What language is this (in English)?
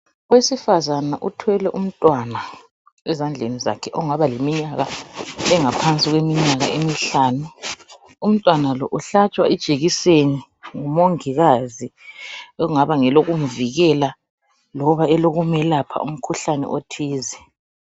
North Ndebele